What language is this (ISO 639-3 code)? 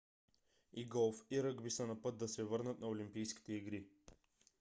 bul